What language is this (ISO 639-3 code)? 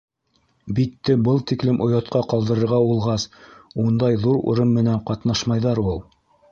bak